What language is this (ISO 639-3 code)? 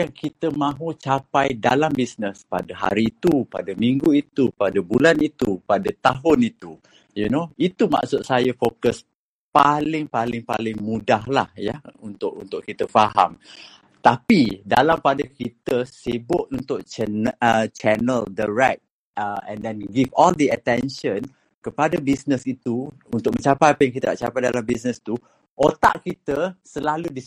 msa